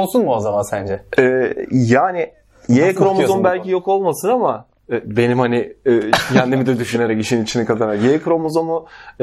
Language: Turkish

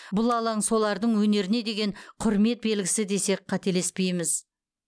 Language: Kazakh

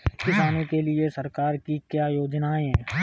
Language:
Hindi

